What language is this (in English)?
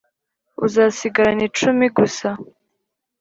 Kinyarwanda